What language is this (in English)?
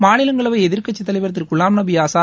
Tamil